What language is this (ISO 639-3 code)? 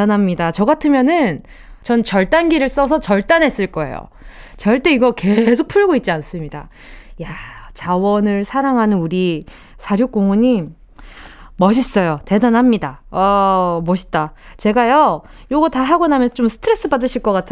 kor